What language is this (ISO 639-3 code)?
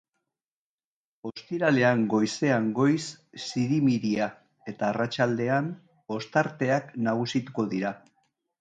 eus